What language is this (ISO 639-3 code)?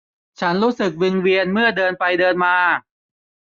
tha